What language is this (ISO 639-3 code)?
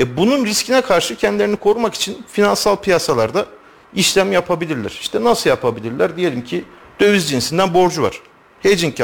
tur